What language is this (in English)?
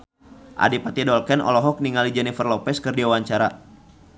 Sundanese